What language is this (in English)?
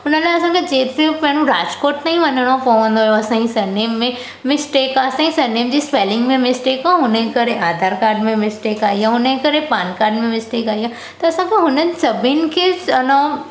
Sindhi